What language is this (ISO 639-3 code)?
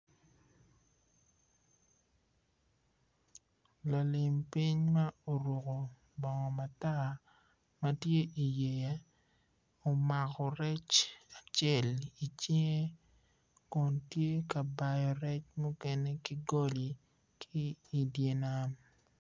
ach